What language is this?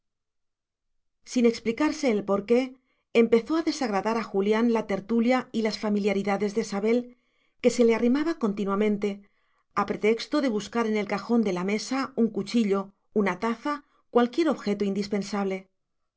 Spanish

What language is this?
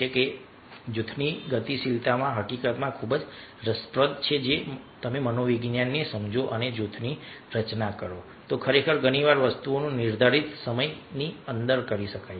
Gujarati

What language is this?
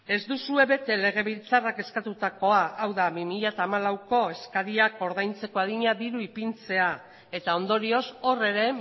Basque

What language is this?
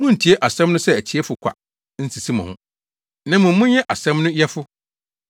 Akan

